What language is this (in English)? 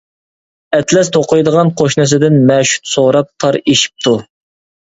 Uyghur